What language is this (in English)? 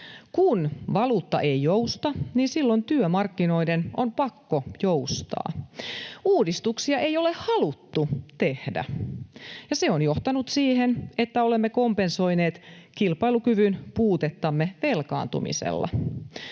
Finnish